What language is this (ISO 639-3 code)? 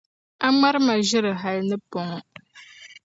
dag